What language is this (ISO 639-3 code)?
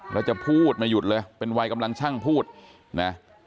tha